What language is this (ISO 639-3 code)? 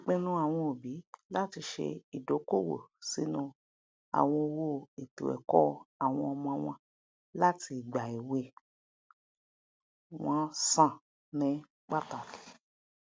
yor